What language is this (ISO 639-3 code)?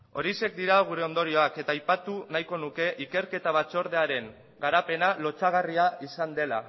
eus